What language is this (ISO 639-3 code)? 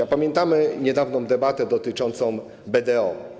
pol